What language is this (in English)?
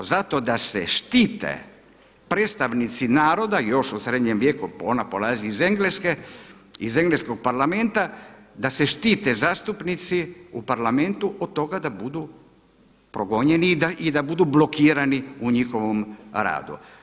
Croatian